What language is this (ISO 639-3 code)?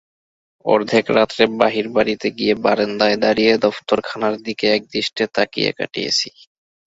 ben